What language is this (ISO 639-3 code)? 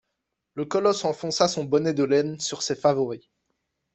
fra